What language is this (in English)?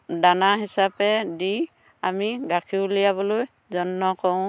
Assamese